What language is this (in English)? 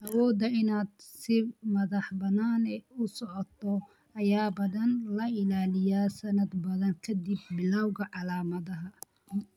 Somali